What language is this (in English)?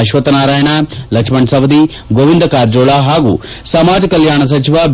Kannada